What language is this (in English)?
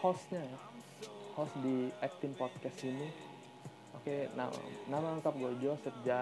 Indonesian